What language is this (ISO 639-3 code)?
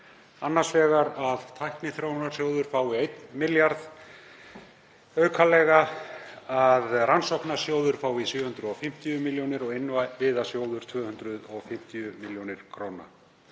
isl